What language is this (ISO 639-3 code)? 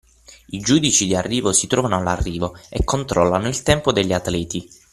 ita